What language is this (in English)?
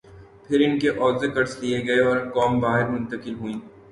Urdu